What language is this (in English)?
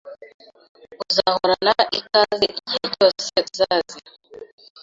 Kinyarwanda